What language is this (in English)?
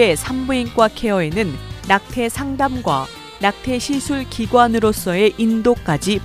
Korean